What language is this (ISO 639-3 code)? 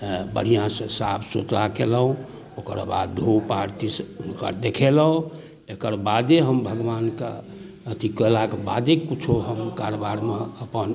mai